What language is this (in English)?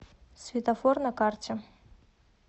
Russian